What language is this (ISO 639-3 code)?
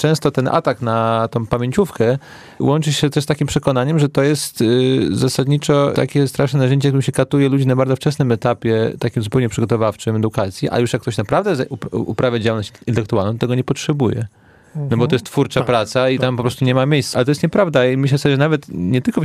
pol